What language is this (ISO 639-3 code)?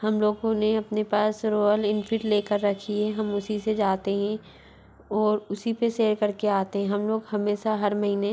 hin